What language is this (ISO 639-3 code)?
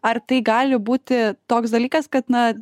lit